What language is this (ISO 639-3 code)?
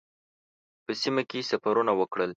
pus